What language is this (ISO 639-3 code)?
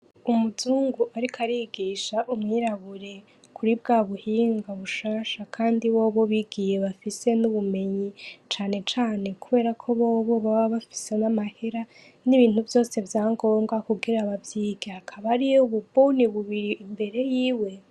run